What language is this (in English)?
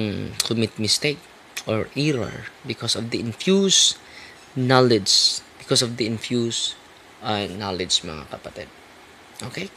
Filipino